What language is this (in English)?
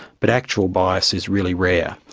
English